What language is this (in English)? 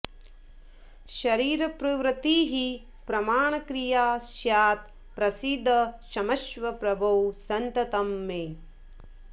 Sanskrit